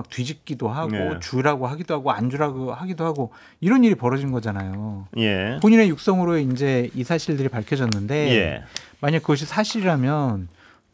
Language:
Korean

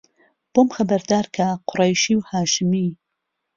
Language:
Central Kurdish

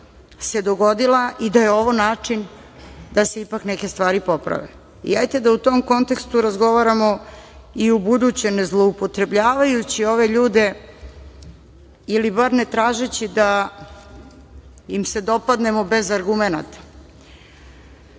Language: Serbian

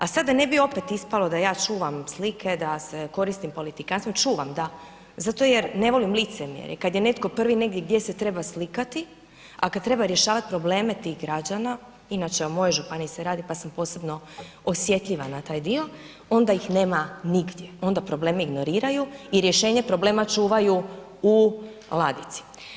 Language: Croatian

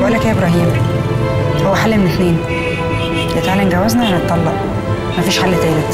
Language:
Arabic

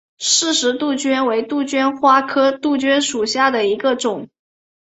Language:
Chinese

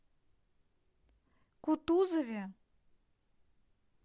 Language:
Russian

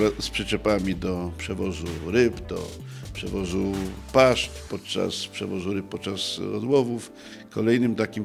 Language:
Polish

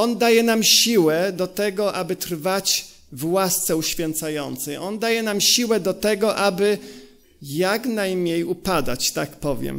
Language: Polish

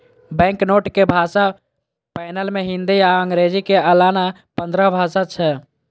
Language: Maithili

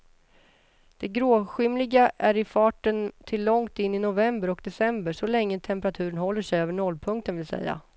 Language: Swedish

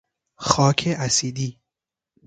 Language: Persian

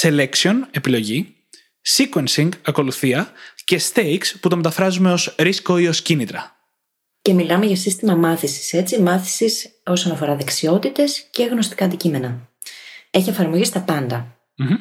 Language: Greek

